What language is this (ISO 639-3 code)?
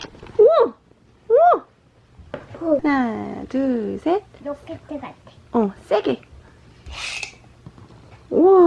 kor